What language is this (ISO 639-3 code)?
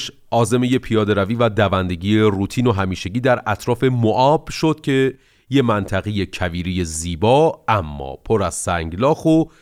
fas